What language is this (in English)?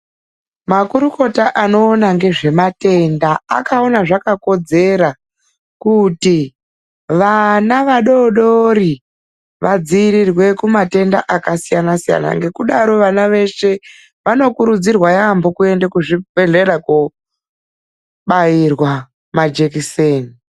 Ndau